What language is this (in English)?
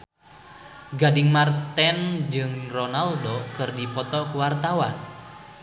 Sundanese